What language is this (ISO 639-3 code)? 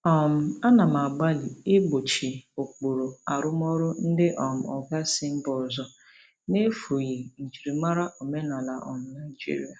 ibo